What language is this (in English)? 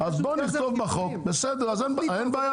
Hebrew